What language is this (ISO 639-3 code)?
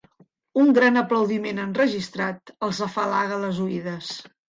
cat